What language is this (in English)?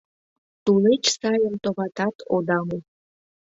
Mari